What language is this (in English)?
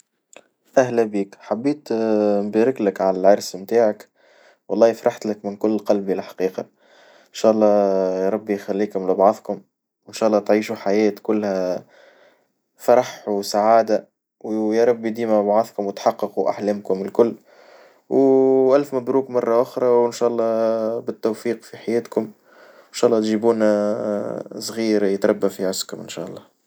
Tunisian Arabic